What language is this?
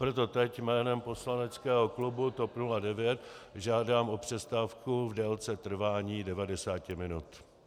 Czech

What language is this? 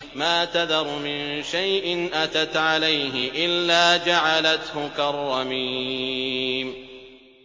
Arabic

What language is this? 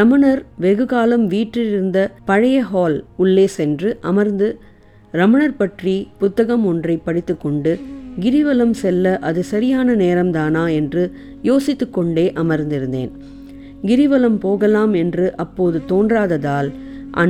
Tamil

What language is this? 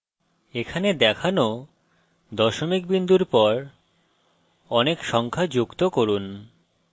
Bangla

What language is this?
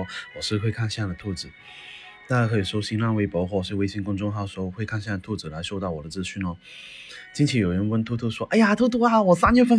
Chinese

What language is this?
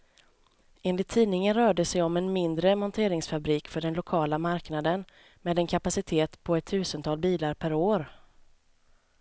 Swedish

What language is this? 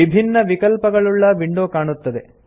Kannada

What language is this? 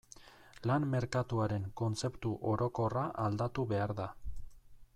Basque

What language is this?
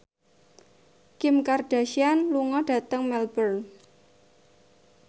Javanese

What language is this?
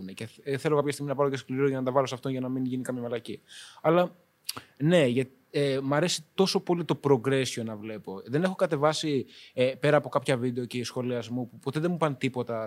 Greek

